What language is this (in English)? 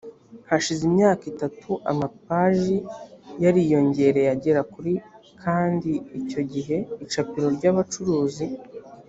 Kinyarwanda